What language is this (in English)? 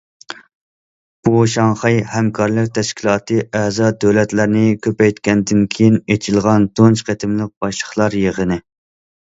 Uyghur